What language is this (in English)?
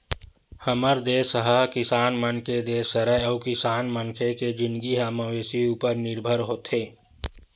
Chhattisgarhi